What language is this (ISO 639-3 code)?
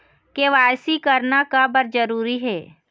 hne